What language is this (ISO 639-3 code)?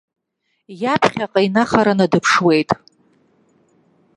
abk